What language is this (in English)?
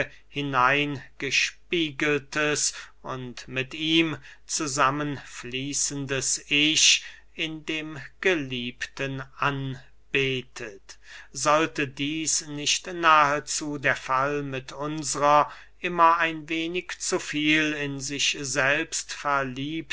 German